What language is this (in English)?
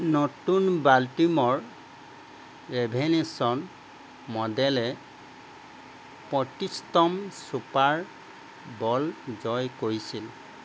Assamese